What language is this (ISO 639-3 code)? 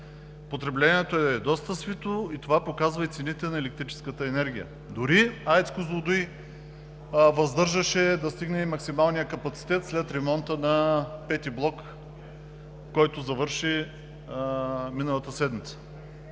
bul